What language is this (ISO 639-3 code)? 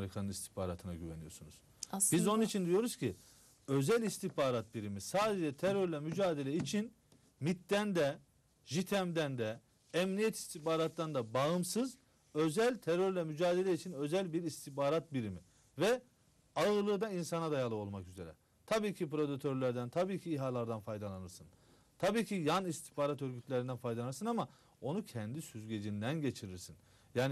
tur